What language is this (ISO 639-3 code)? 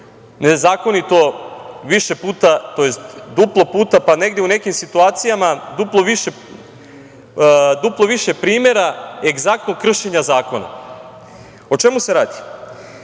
srp